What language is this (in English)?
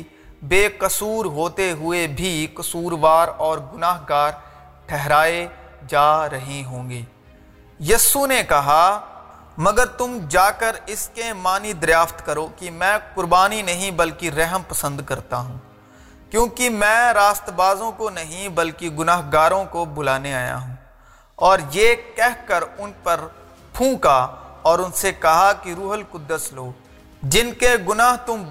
Urdu